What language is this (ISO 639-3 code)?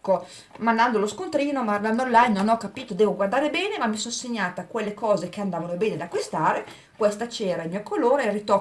ita